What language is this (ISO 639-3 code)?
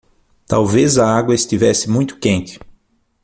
por